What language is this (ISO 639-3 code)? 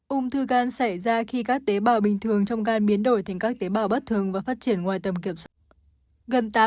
vie